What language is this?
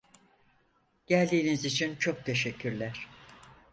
Turkish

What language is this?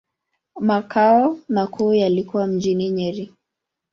Swahili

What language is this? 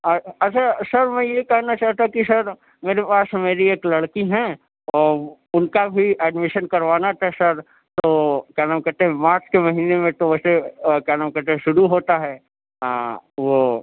Urdu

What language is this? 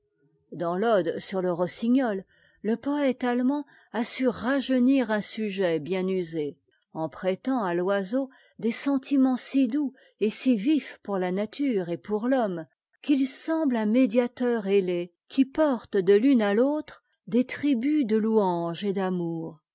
French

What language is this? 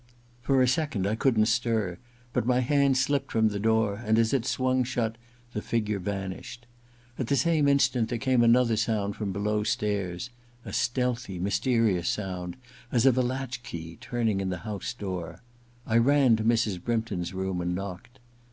English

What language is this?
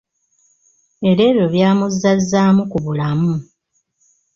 Ganda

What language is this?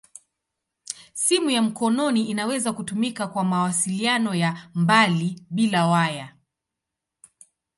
Swahili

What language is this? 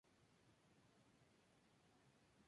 Spanish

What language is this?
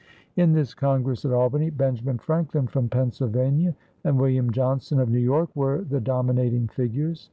English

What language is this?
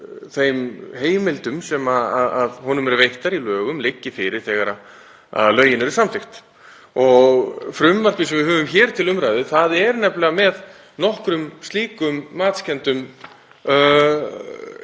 Icelandic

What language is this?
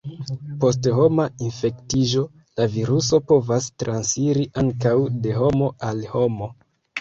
Esperanto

